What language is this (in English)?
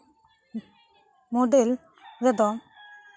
Santali